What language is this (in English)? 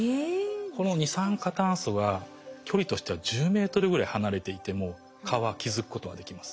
Japanese